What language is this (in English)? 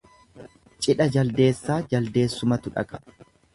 Oromo